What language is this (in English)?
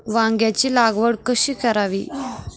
Marathi